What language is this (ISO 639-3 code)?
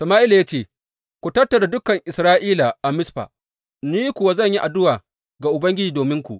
hau